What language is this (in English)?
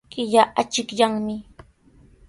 Sihuas Ancash Quechua